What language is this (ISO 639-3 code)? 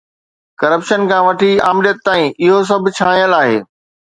snd